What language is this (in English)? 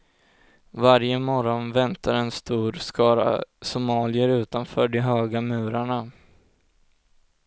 Swedish